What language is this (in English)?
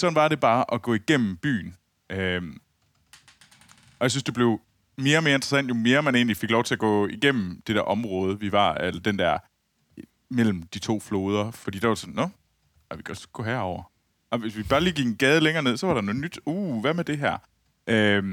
Danish